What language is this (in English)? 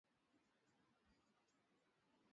Swahili